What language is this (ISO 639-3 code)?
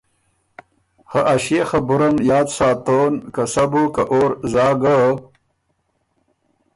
oru